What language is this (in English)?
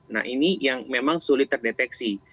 Indonesian